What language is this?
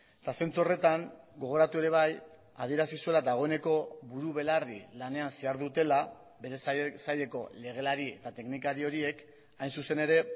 Basque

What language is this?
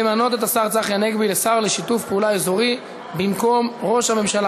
Hebrew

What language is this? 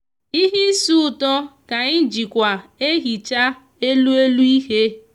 Igbo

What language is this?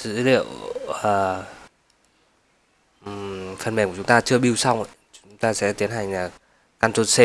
Vietnamese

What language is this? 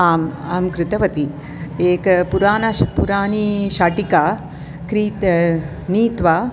Sanskrit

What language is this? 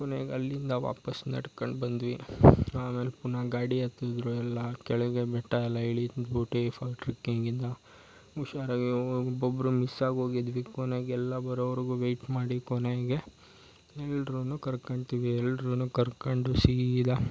Kannada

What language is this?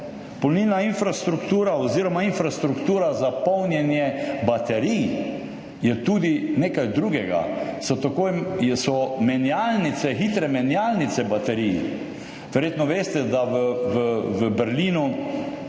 Slovenian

